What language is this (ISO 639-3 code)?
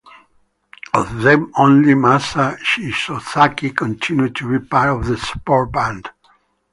eng